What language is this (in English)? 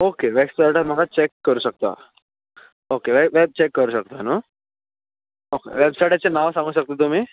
Konkani